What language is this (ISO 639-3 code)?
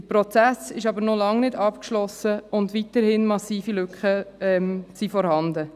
gsw